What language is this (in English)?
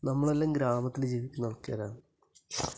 Malayalam